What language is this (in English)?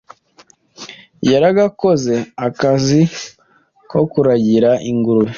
Kinyarwanda